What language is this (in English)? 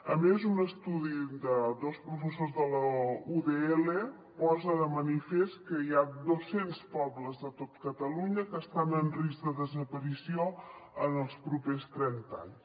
Catalan